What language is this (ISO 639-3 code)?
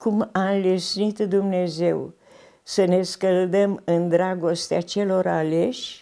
ron